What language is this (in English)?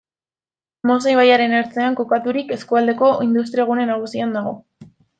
Basque